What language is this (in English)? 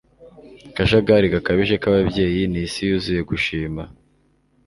Kinyarwanda